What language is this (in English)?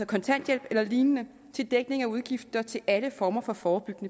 Danish